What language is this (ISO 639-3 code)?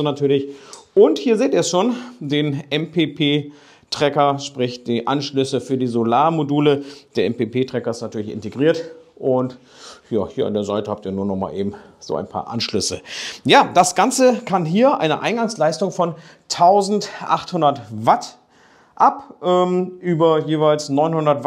deu